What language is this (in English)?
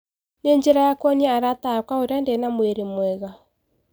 Kikuyu